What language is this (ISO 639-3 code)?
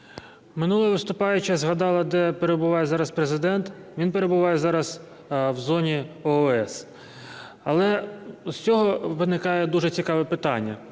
ukr